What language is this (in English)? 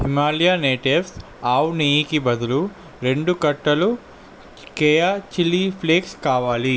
Telugu